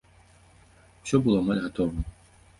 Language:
Belarusian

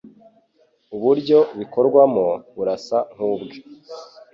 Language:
Kinyarwanda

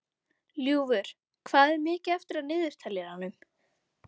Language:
Icelandic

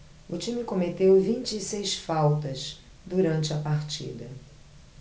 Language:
Portuguese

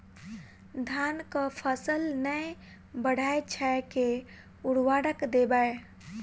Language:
Maithili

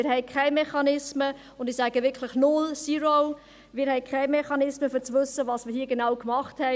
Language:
Swiss German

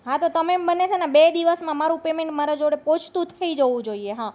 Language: Gujarati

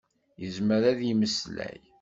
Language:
Kabyle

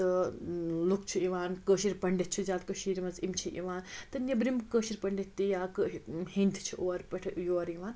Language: Kashmiri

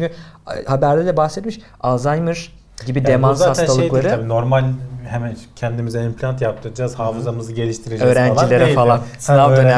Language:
Turkish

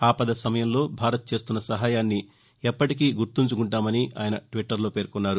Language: Telugu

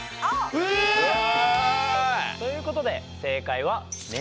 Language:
Japanese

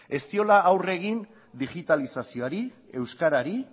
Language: Basque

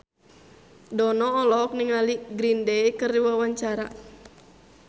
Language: Sundanese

